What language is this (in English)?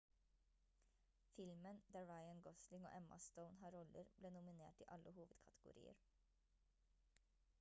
Norwegian Bokmål